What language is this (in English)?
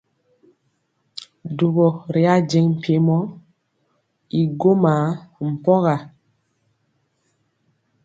Mpiemo